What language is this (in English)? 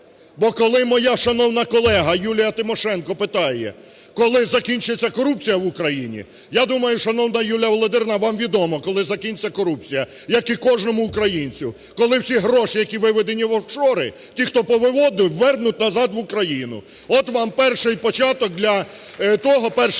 Ukrainian